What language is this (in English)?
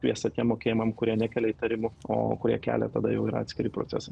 Lithuanian